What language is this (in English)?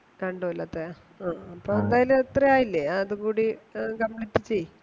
Malayalam